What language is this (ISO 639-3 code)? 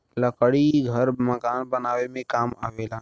bho